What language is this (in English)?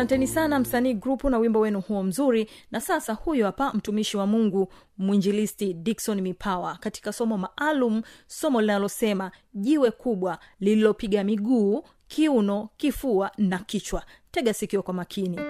Swahili